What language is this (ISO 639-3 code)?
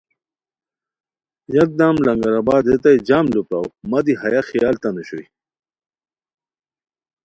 khw